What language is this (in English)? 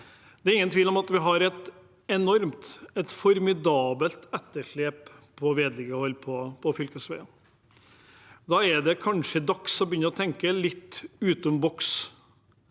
Norwegian